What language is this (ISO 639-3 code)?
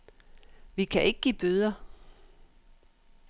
dan